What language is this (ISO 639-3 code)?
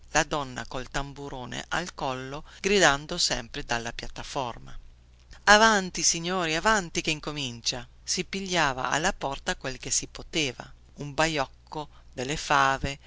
ita